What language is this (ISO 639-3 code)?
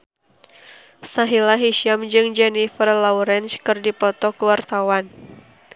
sun